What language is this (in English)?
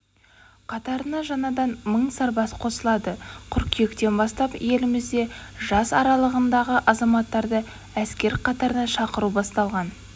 Kazakh